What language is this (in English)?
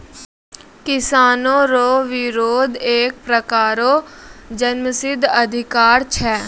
Maithili